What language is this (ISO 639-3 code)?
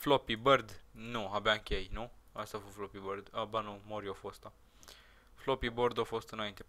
ron